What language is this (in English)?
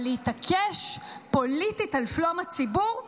Hebrew